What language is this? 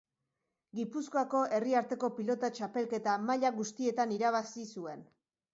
Basque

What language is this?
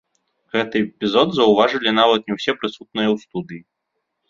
Belarusian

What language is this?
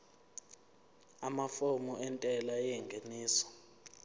Zulu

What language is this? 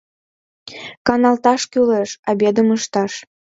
Mari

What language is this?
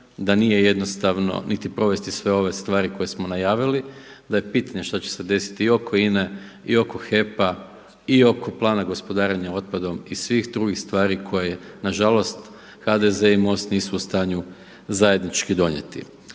Croatian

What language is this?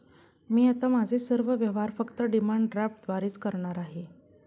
Marathi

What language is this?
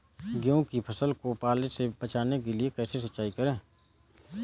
Hindi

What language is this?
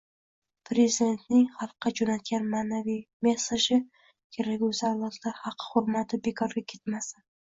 Uzbek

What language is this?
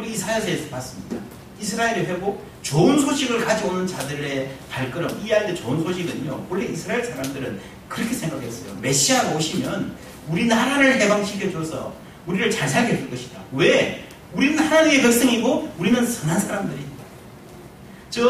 Korean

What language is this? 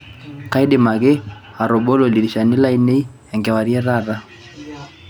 Masai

